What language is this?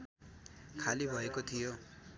Nepali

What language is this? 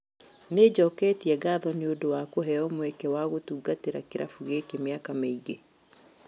Kikuyu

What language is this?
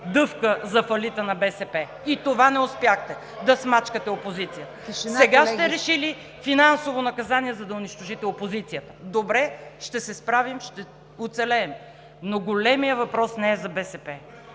Bulgarian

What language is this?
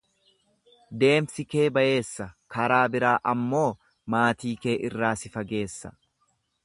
Oromo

